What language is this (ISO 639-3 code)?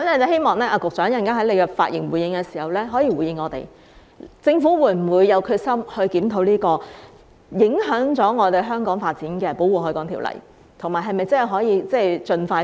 yue